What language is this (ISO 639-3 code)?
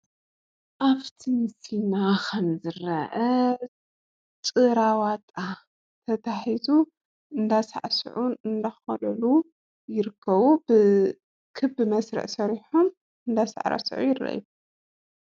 tir